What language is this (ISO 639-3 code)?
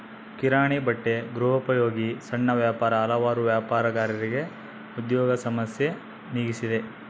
kan